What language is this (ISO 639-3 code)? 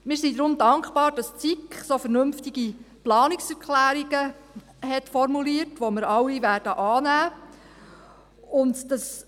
gsw